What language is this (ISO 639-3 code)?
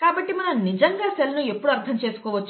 tel